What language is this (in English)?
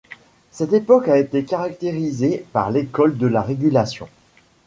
French